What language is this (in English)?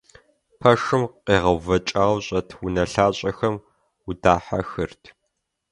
Kabardian